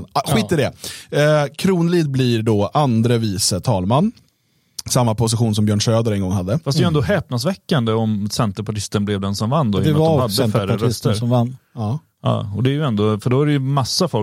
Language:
Swedish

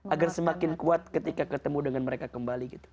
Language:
Indonesian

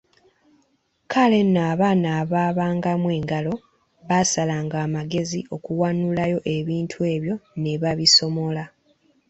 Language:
Ganda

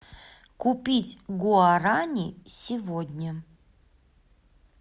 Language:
Russian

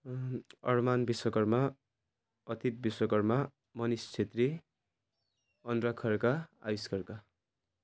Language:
Nepali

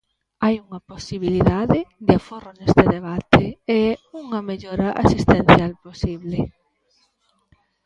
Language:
Galician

